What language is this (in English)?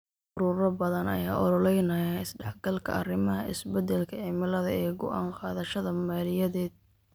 Somali